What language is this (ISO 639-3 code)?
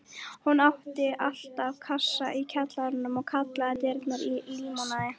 isl